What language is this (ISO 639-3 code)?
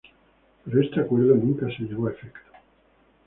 spa